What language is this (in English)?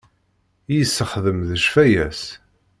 Kabyle